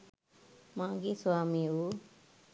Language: Sinhala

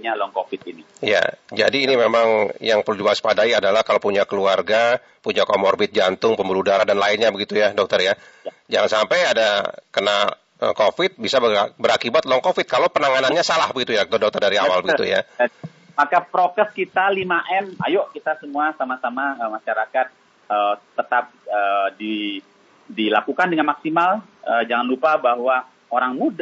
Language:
Indonesian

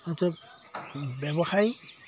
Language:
Assamese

